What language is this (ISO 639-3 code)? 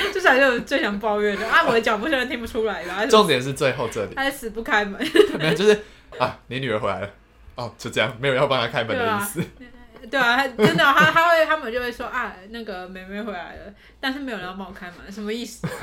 zho